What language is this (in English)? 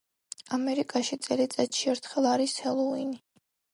Georgian